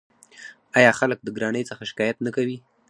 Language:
Pashto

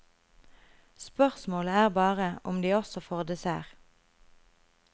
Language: Norwegian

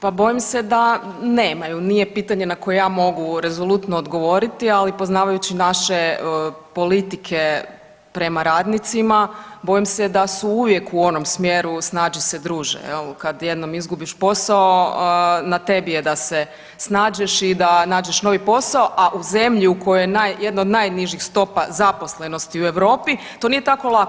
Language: Croatian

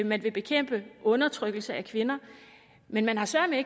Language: Danish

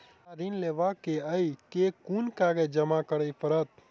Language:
Maithili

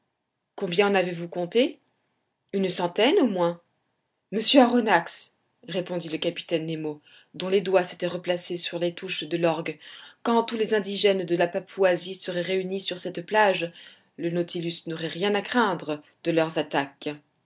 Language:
French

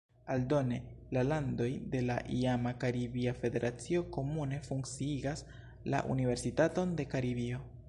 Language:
Esperanto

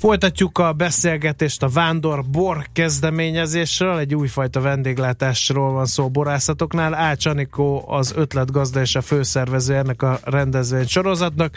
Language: Hungarian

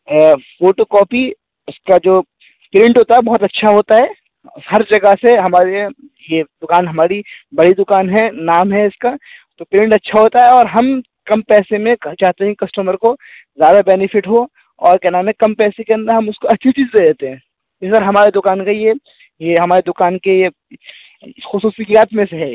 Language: Urdu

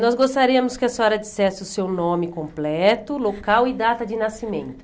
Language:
Portuguese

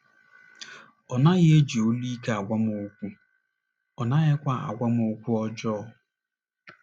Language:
Igbo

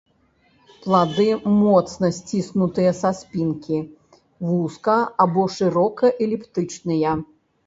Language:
Belarusian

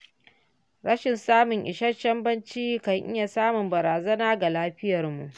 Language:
Hausa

